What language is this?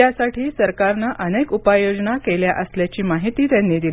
Marathi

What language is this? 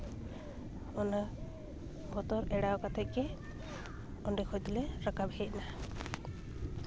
Santali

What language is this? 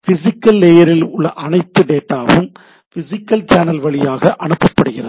Tamil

